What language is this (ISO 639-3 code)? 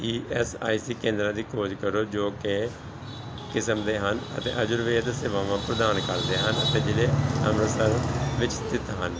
pan